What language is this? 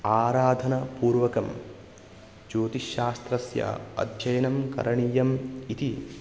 Sanskrit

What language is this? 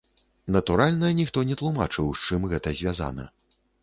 Belarusian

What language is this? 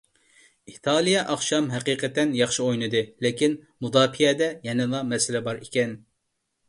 Uyghur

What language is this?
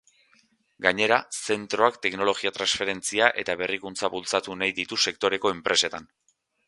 Basque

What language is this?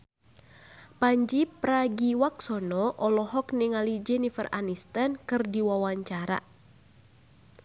Sundanese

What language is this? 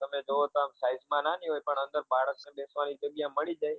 Gujarati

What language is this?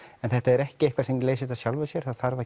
Icelandic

